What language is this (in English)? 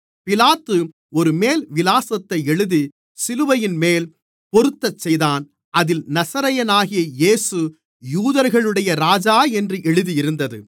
Tamil